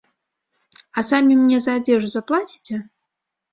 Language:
Belarusian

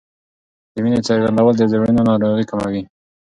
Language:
Pashto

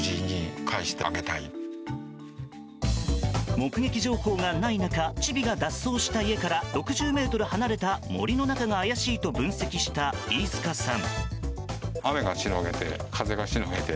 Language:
Japanese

